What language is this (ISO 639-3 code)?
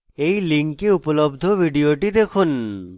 ben